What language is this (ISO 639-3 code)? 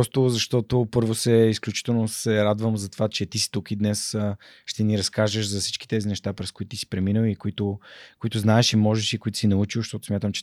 bul